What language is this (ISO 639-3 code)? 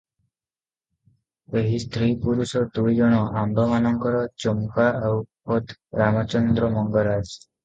ori